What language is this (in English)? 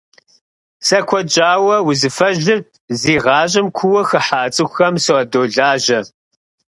Kabardian